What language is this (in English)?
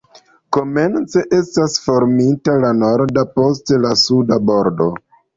Esperanto